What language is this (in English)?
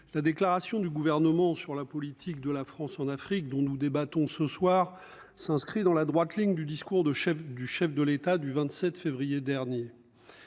French